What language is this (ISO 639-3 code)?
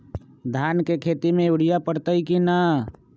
mag